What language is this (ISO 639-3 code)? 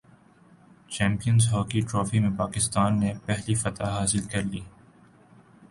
urd